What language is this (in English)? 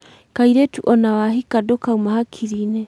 Kikuyu